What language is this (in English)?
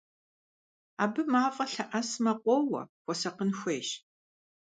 Kabardian